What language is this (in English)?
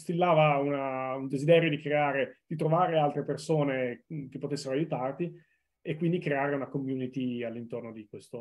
Italian